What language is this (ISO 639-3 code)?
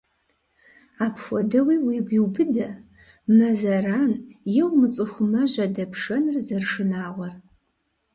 kbd